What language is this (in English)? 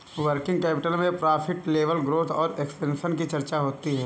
Hindi